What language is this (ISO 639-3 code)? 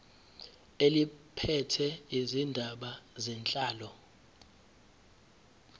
zul